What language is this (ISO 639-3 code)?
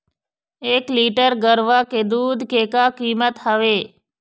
hne